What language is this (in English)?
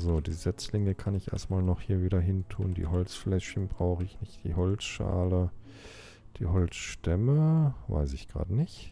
German